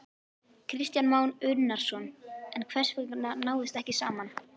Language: Icelandic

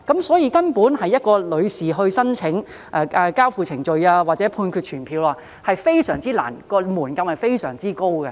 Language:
Cantonese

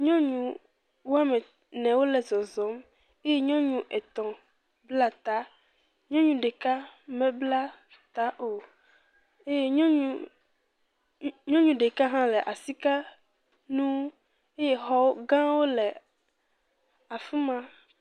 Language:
Ewe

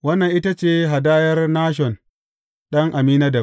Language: Hausa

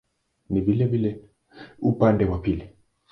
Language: Swahili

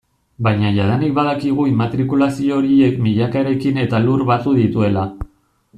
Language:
Basque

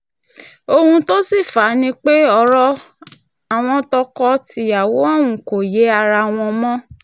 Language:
Yoruba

